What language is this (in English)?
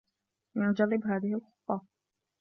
Arabic